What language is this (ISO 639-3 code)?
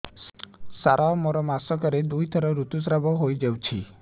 ori